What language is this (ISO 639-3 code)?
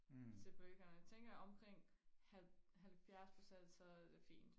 dan